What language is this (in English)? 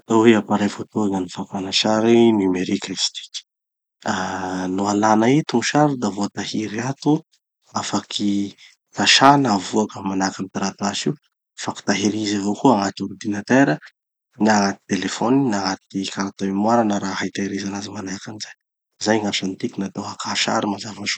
Tanosy Malagasy